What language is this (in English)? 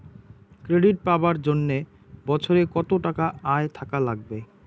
Bangla